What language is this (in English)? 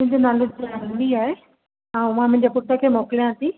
Sindhi